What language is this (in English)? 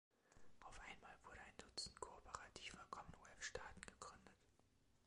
German